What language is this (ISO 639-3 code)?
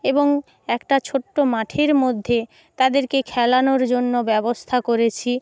ben